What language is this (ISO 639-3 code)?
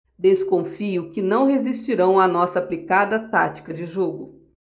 por